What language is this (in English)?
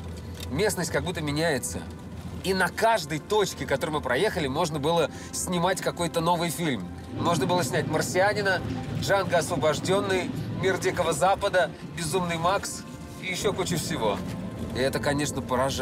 Russian